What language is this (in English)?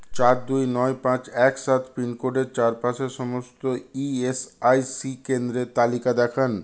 Bangla